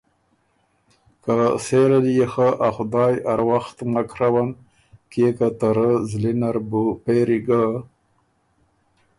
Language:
Ormuri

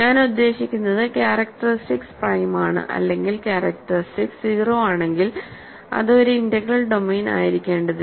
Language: Malayalam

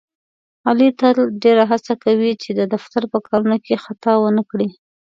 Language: Pashto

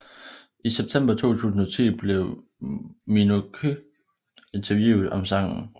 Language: Danish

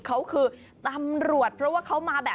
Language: Thai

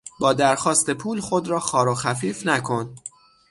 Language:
Persian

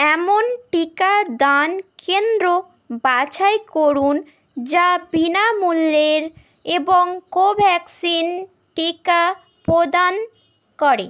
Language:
Bangla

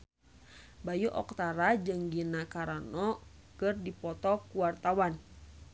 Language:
Sundanese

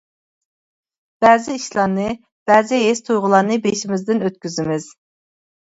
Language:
Uyghur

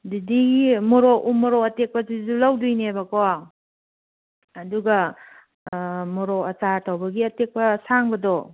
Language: Manipuri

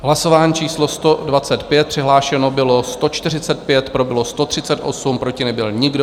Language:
Czech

